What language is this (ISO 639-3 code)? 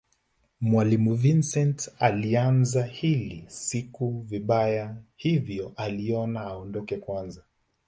swa